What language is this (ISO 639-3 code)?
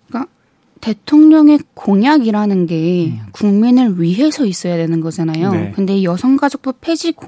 kor